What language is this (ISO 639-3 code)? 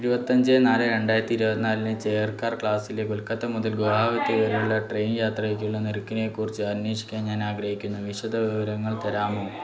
mal